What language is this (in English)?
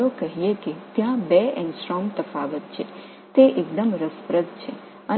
Tamil